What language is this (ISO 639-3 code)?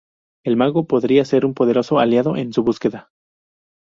spa